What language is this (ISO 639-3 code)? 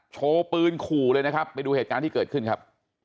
tha